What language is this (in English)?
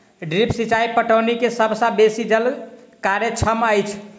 Maithili